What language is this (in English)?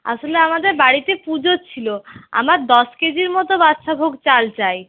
Bangla